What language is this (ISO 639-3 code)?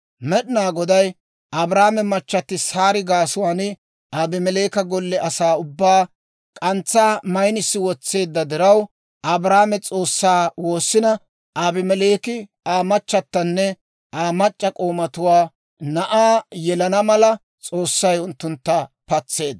dwr